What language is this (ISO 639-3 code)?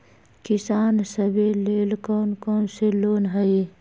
mag